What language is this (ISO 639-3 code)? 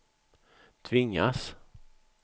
swe